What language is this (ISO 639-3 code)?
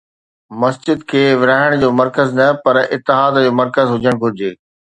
snd